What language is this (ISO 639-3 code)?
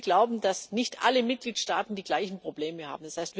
deu